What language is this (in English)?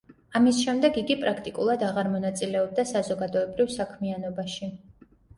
Georgian